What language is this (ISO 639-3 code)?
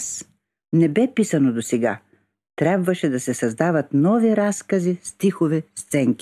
bul